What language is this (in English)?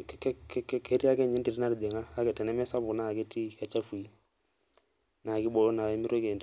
Masai